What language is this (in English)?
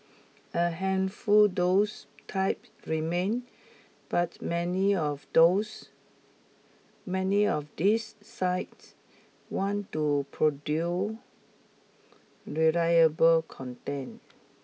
English